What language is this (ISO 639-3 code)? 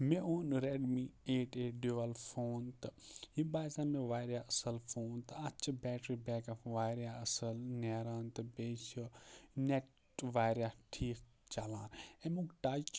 kas